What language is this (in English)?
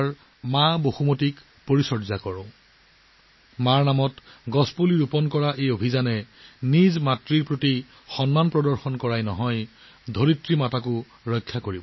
Assamese